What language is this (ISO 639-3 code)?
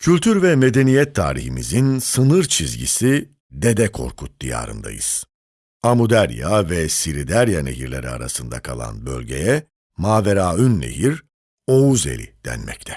tur